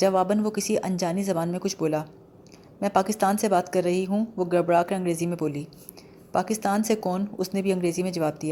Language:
Urdu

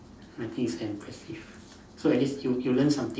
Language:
English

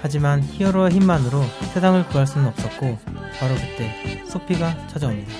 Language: Korean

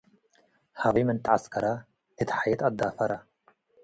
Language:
Tigre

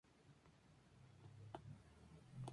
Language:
Spanish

